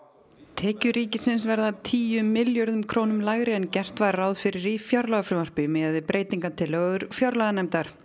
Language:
Icelandic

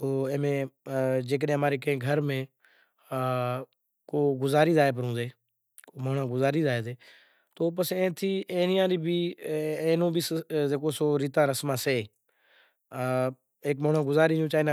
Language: Kachi Koli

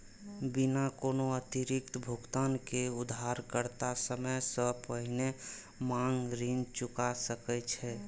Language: Maithili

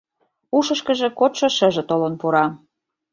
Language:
Mari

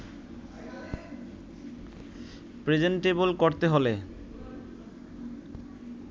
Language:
Bangla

